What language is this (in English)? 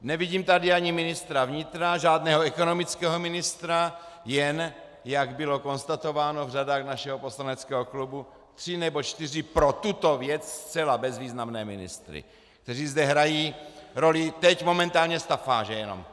Czech